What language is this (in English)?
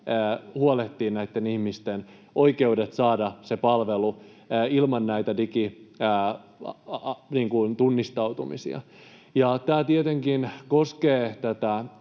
Finnish